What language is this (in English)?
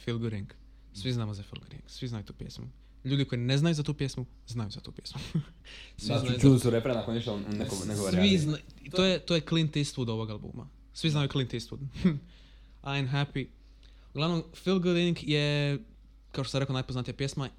Croatian